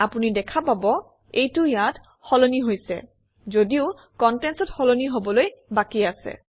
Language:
Assamese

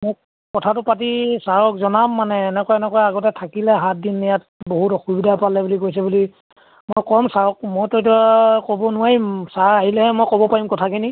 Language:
Assamese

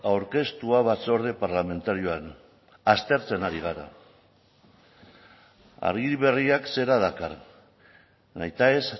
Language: Basque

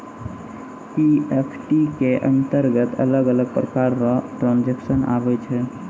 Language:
Maithili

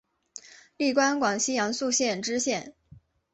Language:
Chinese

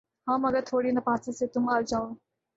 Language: Urdu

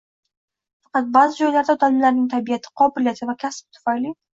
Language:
Uzbek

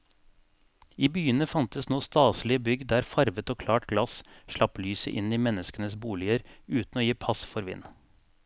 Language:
Norwegian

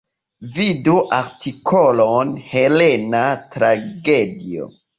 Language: Esperanto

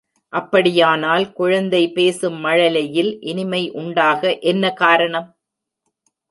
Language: Tamil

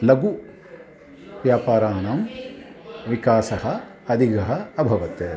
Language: Sanskrit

